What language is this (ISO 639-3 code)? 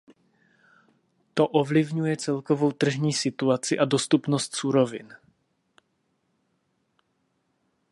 ces